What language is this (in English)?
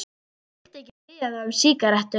Icelandic